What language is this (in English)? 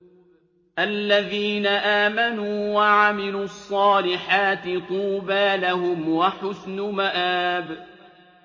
Arabic